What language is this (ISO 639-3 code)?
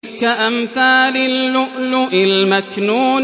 ara